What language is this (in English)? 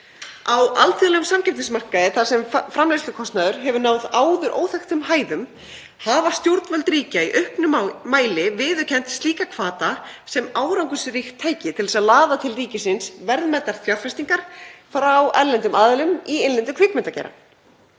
Icelandic